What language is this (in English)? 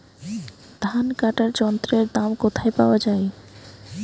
Bangla